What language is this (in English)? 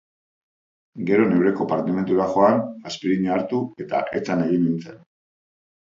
Basque